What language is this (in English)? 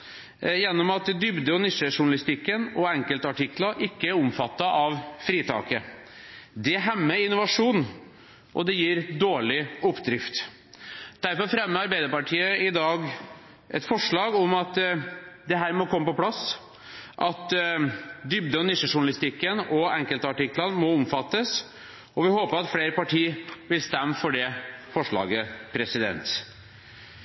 Norwegian Bokmål